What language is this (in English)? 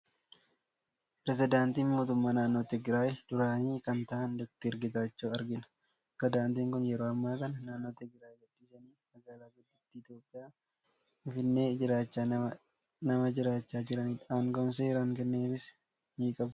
Oromo